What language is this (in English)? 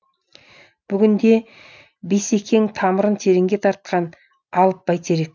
Kazakh